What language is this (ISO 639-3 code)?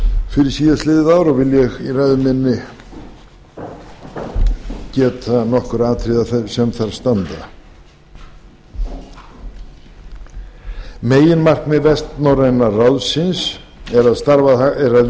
isl